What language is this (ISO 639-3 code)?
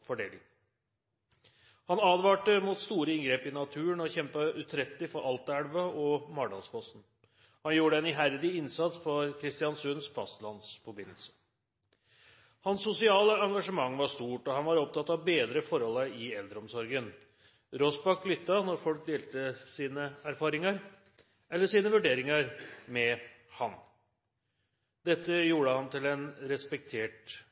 nob